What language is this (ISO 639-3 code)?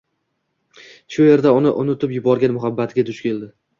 uzb